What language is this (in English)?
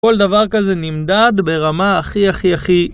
Hebrew